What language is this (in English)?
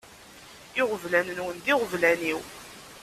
Kabyle